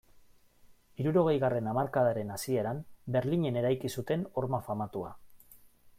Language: Basque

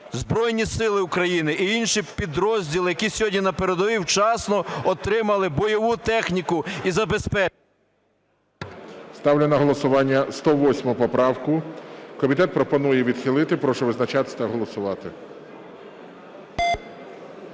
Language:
Ukrainian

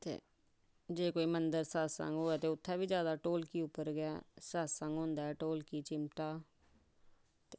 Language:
Dogri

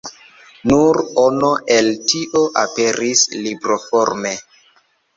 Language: Esperanto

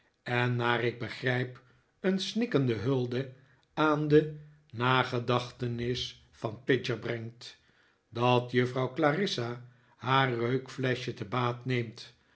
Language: Dutch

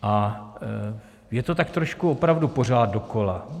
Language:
Czech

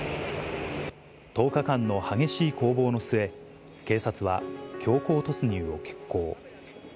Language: Japanese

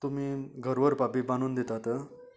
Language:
Konkani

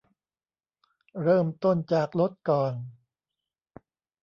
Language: Thai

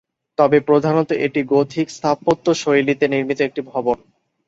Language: Bangla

